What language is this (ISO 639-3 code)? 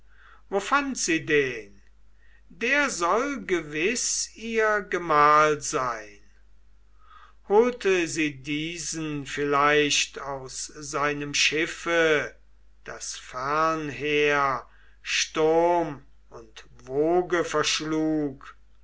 deu